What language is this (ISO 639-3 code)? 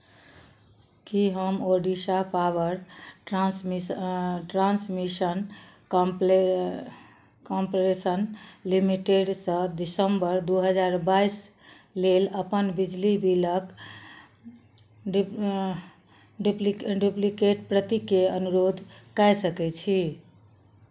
mai